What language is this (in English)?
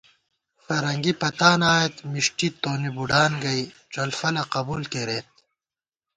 Gawar-Bati